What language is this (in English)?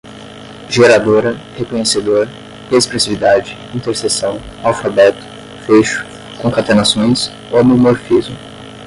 Portuguese